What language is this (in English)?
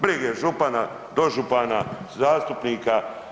Croatian